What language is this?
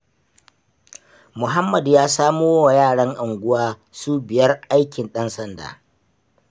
Hausa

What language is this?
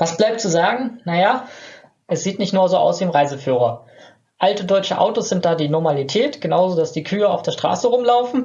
German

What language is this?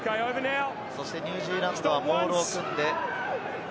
Japanese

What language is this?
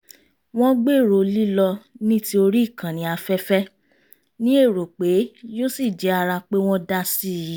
Yoruba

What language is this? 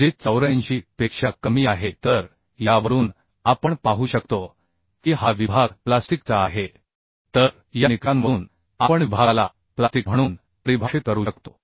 Marathi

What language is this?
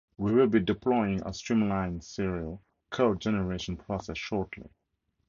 English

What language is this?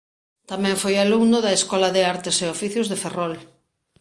Galician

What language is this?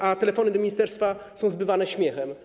Polish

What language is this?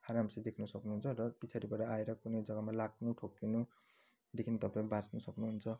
Nepali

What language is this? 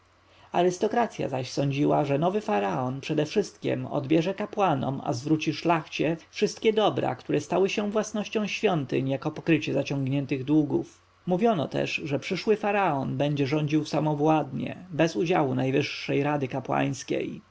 Polish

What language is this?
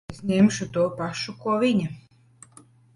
Latvian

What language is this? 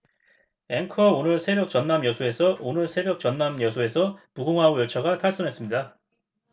Korean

